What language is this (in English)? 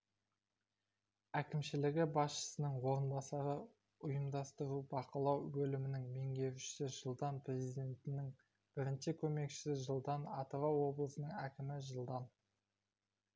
Kazakh